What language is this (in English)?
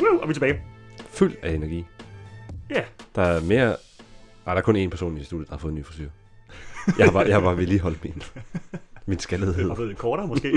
Danish